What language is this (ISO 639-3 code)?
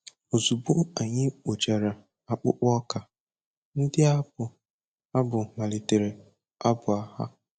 ibo